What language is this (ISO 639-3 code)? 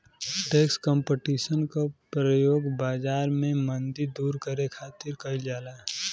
bho